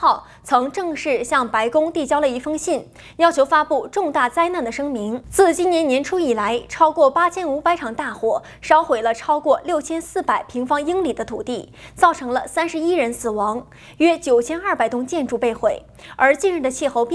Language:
Chinese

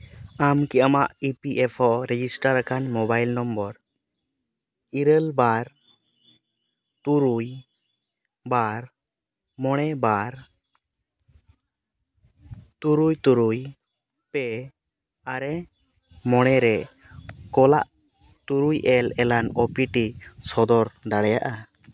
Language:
Santali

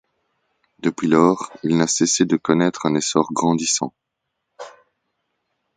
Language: French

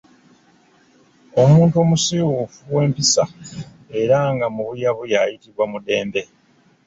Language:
Ganda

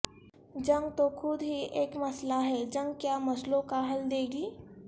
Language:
Urdu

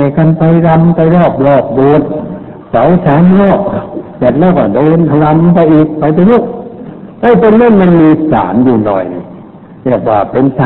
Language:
Thai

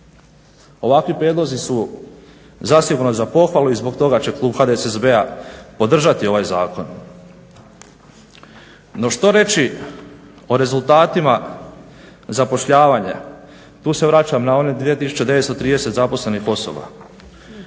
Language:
Croatian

